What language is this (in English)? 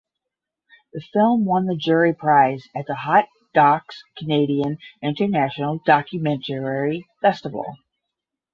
English